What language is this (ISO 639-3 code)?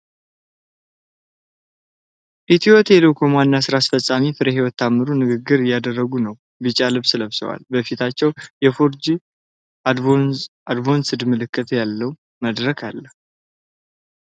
amh